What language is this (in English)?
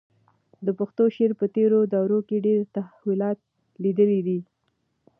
Pashto